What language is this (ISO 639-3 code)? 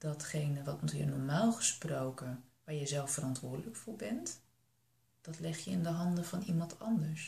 nld